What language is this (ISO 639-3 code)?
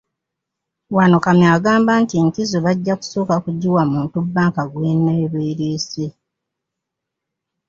lug